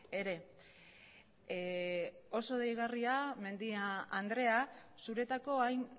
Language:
Basque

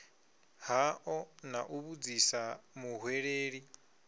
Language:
Venda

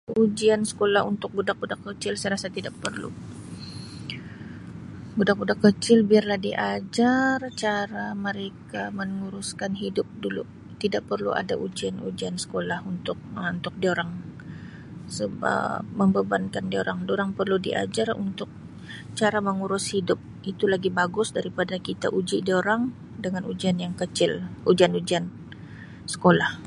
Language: Sabah Malay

